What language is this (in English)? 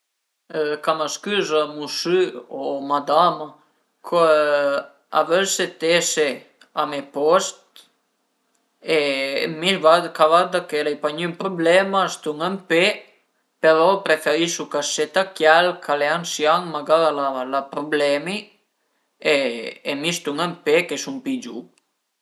Piedmontese